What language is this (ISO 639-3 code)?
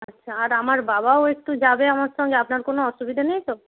ben